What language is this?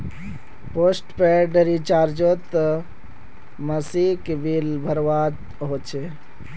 Magahi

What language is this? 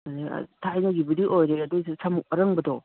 Manipuri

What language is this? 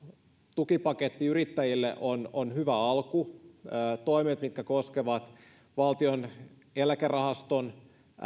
Finnish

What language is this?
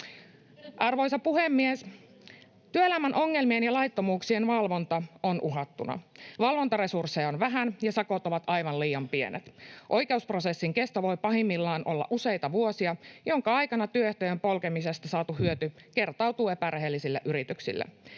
Finnish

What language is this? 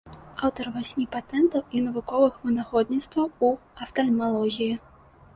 Belarusian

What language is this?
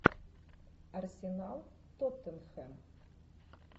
Russian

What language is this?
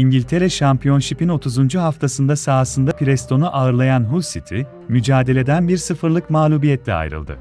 Turkish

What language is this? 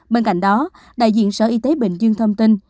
Vietnamese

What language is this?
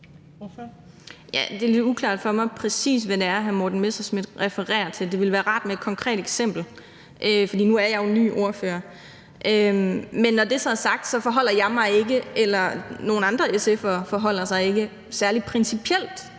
Danish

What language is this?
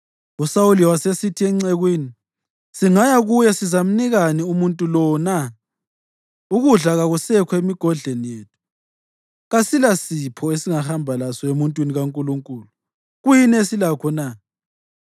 North Ndebele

